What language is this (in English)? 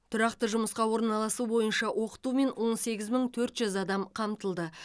Kazakh